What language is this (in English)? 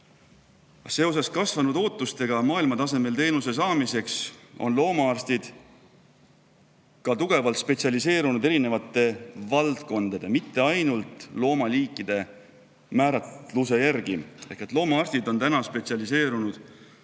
Estonian